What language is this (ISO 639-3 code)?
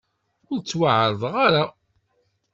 kab